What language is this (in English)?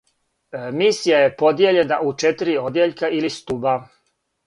Serbian